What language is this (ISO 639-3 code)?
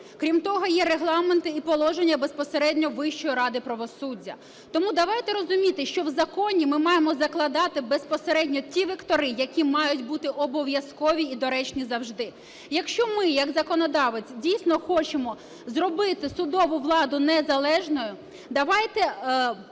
ukr